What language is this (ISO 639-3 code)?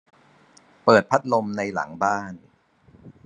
tha